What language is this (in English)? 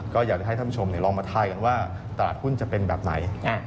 Thai